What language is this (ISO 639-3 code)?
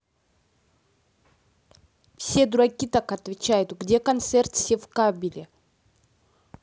rus